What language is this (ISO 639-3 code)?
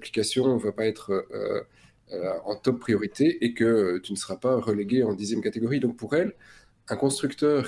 fra